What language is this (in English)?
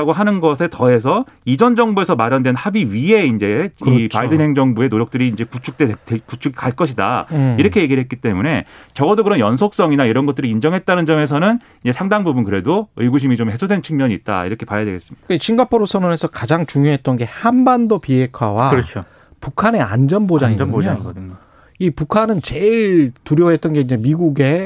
Korean